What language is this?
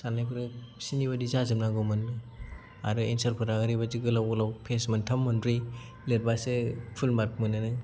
Bodo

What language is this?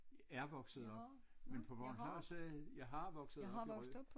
Danish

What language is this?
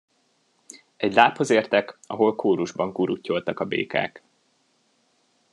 Hungarian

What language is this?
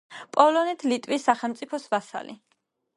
Georgian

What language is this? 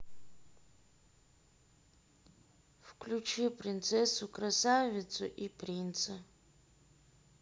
Russian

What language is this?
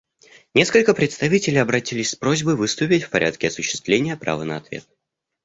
Russian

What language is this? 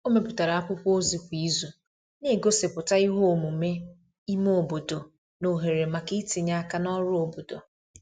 Igbo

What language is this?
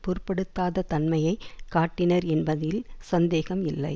Tamil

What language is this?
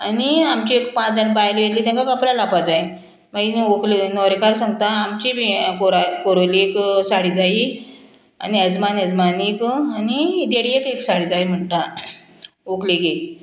Konkani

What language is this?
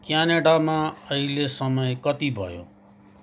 Nepali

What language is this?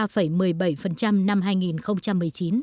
Vietnamese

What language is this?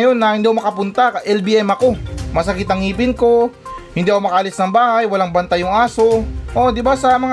Filipino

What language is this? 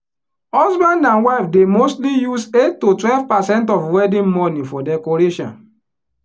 Nigerian Pidgin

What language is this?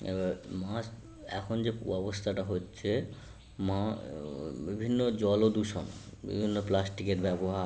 Bangla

